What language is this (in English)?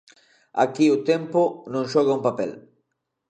Galician